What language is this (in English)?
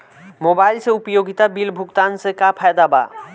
Bhojpuri